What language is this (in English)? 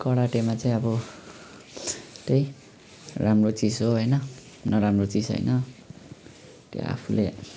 Nepali